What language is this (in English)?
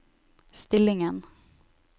Norwegian